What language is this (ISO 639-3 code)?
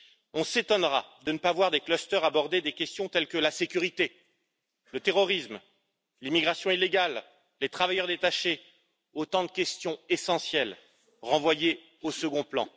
fra